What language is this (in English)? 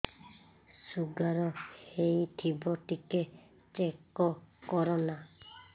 Odia